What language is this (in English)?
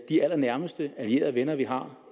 Danish